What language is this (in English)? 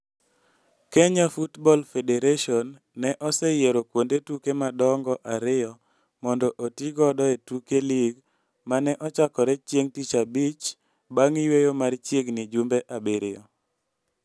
Luo (Kenya and Tanzania)